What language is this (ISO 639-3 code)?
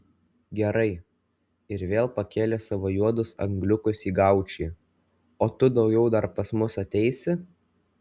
lit